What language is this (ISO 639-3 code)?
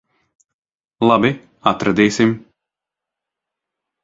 lav